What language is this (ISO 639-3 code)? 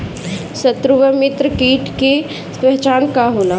bho